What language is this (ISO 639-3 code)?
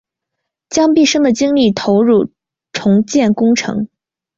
zho